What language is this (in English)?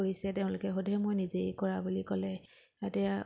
Assamese